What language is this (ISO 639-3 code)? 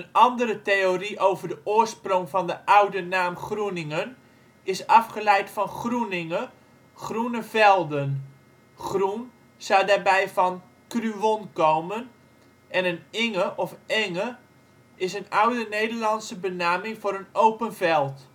nld